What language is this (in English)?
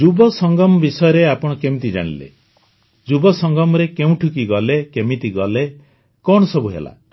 Odia